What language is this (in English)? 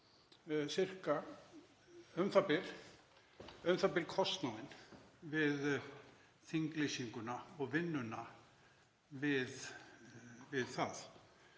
Icelandic